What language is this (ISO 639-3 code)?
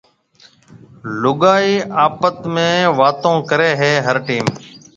mve